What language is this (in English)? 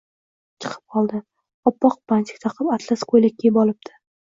Uzbek